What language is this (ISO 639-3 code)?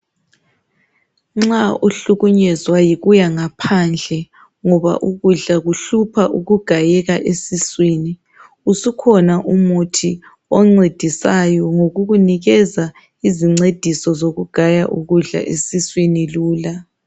nde